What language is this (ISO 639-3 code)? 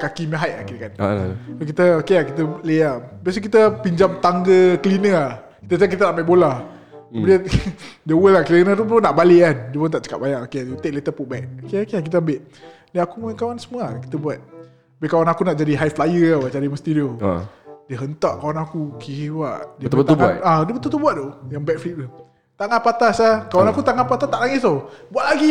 msa